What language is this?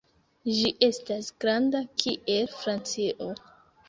Esperanto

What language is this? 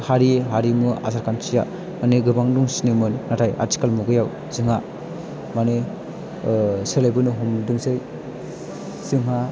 Bodo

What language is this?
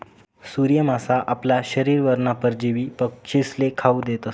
Marathi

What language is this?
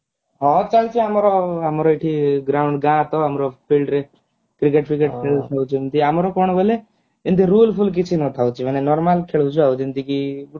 Odia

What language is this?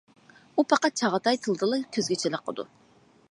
Uyghur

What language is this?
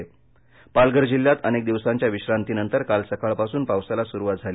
Marathi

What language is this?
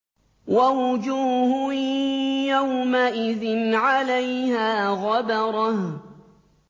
Arabic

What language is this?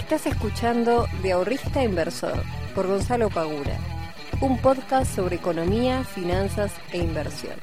Spanish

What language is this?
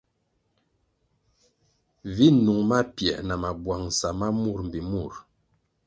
Kwasio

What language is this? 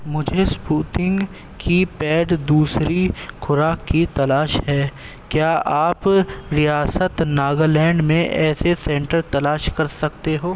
Urdu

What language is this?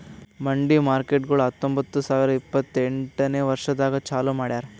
Kannada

